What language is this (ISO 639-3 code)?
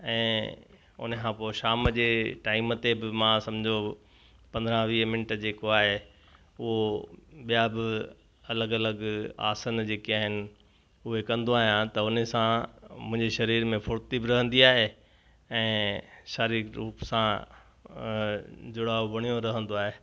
snd